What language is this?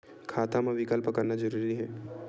Chhattisgarhi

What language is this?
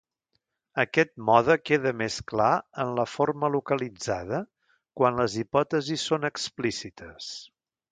Catalan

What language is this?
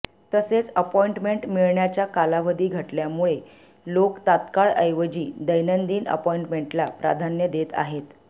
Marathi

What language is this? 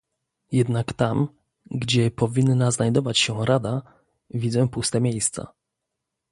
Polish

